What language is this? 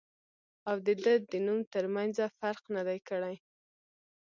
Pashto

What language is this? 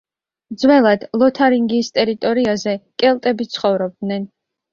Georgian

